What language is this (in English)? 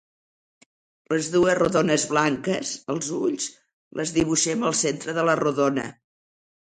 Catalan